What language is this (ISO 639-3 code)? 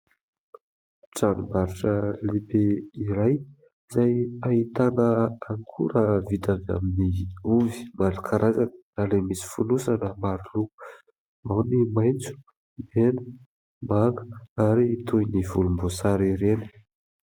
mlg